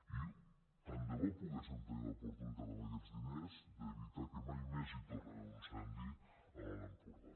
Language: Catalan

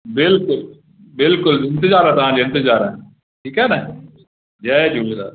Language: Sindhi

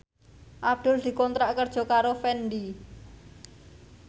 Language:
Javanese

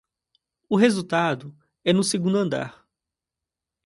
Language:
Portuguese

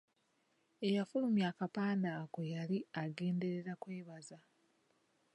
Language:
Ganda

